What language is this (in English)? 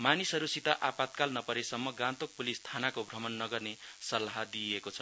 Nepali